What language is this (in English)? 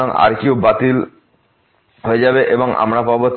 Bangla